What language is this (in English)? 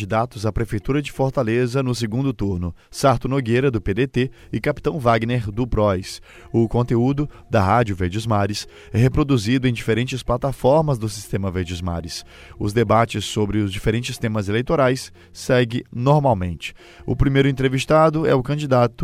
Portuguese